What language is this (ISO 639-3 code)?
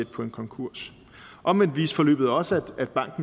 dan